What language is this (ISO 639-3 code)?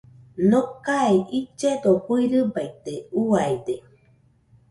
hux